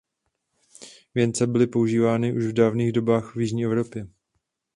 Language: Czech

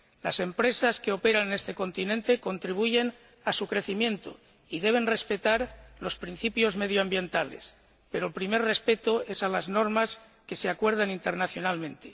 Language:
Spanish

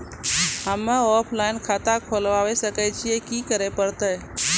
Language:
Maithili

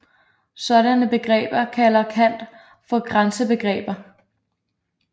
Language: Danish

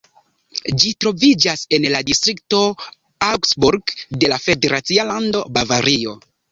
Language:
Esperanto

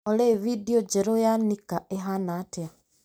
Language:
Kikuyu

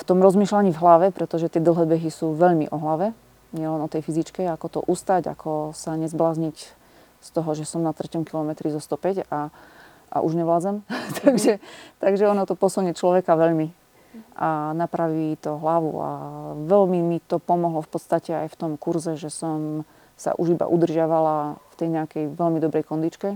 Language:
Slovak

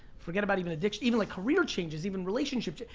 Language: English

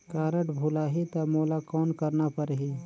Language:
Chhattisgarhi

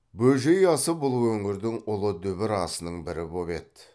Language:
Kazakh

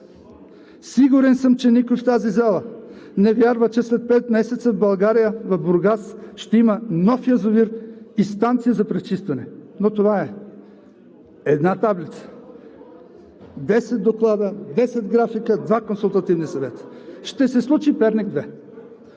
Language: Bulgarian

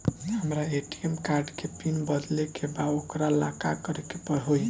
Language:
Bhojpuri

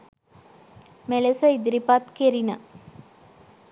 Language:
Sinhala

